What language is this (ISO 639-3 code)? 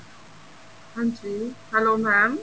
pan